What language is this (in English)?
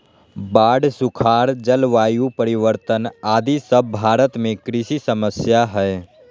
Magahi